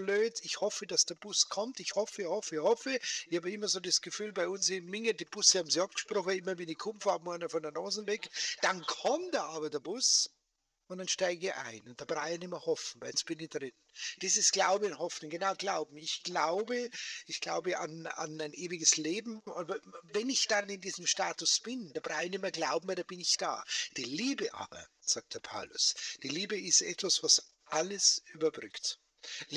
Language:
German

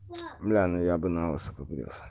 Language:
Russian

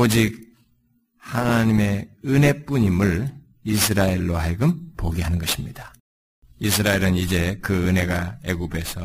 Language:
Korean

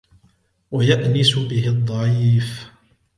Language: Arabic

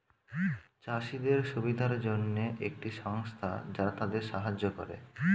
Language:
Bangla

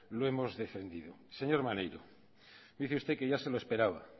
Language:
Spanish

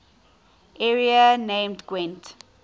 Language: English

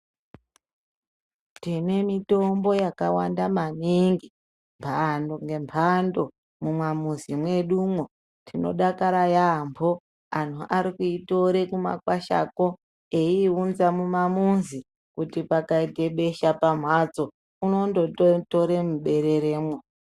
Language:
Ndau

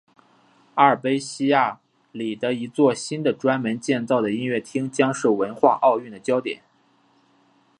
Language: Chinese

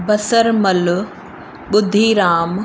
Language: Sindhi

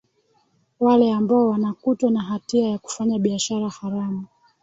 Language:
Swahili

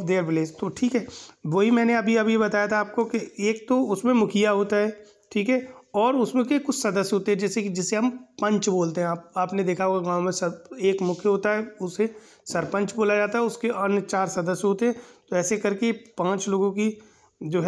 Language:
Hindi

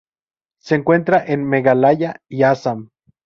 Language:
Spanish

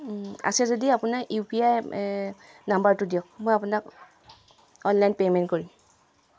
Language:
Assamese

